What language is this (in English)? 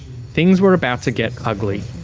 English